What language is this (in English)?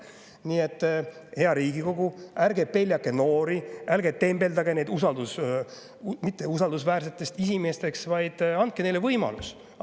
Estonian